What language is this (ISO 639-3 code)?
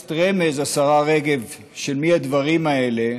heb